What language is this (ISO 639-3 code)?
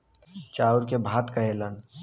bho